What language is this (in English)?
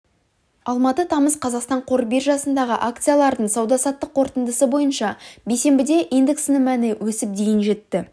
Kazakh